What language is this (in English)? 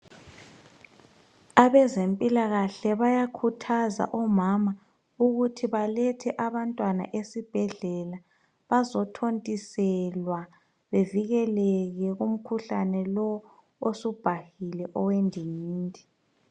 North Ndebele